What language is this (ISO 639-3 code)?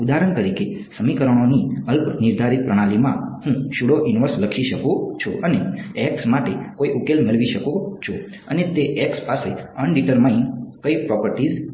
guj